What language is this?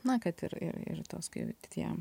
Lithuanian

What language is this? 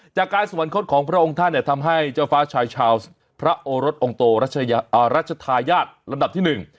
Thai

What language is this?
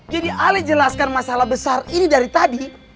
Indonesian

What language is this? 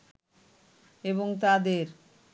Bangla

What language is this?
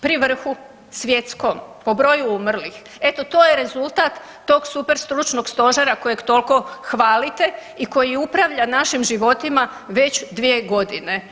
Croatian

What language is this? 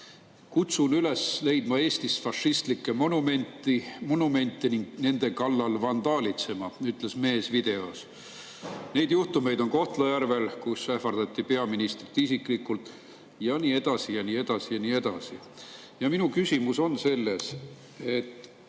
Estonian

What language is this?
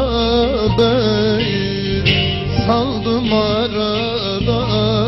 Turkish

